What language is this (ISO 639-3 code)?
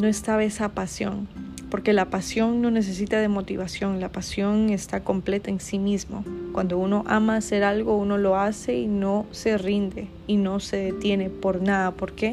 spa